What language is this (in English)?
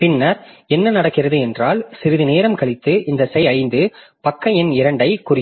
Tamil